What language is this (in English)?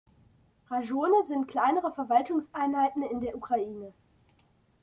German